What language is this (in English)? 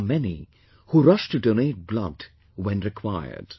English